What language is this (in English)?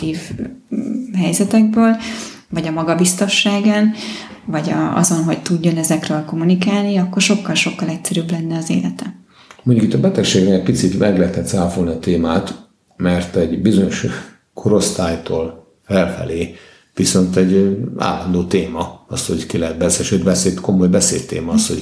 Hungarian